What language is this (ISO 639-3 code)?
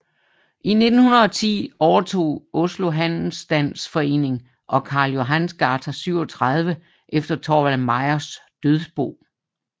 dan